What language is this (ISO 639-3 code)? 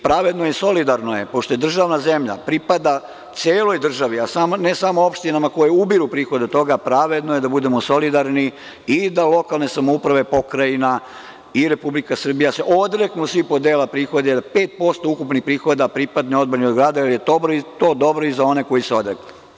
srp